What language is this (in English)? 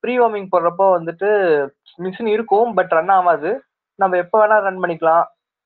Tamil